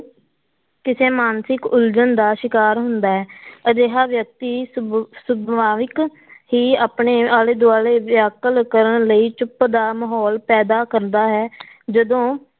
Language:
Punjabi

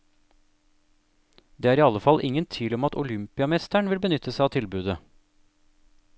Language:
Norwegian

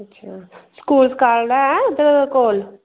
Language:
Dogri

